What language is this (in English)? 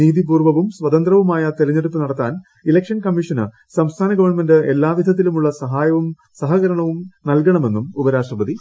Malayalam